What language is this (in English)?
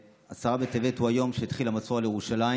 Hebrew